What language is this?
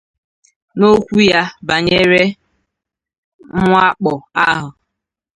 Igbo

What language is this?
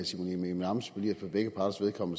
Danish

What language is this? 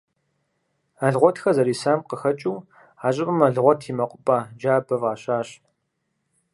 Kabardian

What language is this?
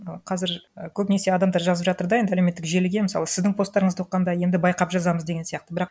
Kazakh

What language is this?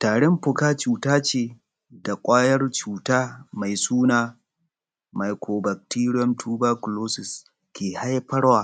Hausa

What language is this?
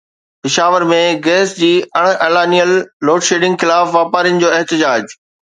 Sindhi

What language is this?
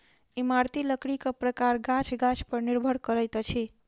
Maithili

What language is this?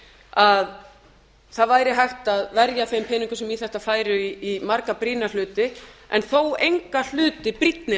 Icelandic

